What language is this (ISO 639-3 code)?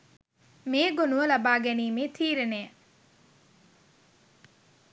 sin